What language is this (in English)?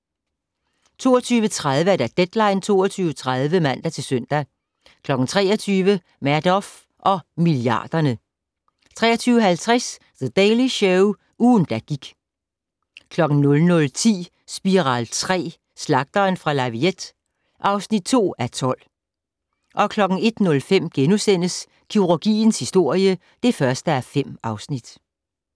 Danish